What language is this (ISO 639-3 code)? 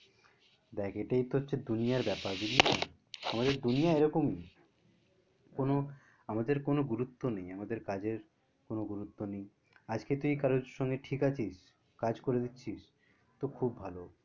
ben